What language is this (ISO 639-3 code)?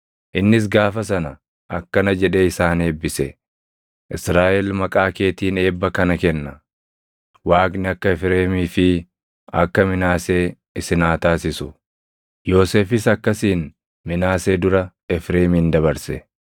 orm